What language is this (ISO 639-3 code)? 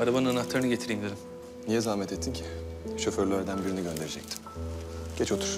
tur